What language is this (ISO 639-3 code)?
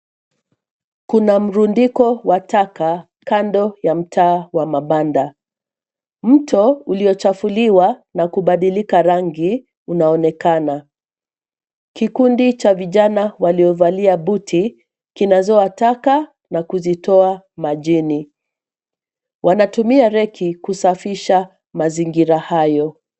swa